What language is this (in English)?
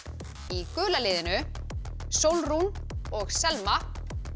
Icelandic